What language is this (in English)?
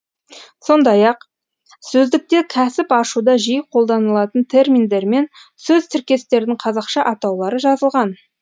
Kazakh